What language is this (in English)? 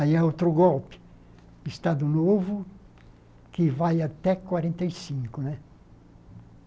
Portuguese